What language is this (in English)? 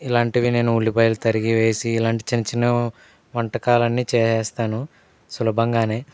Telugu